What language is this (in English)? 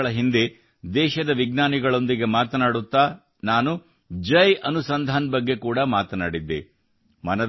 Kannada